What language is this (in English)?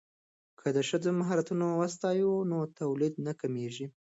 Pashto